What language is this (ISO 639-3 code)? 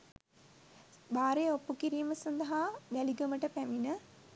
sin